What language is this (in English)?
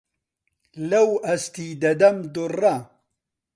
Central Kurdish